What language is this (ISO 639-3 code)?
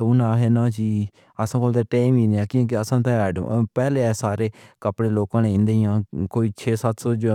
phr